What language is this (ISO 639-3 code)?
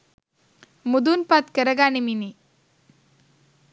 sin